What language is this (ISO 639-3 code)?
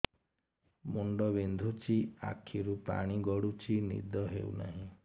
ori